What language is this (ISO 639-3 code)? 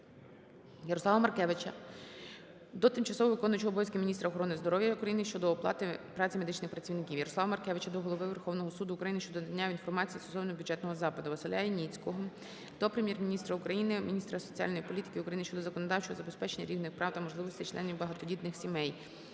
ukr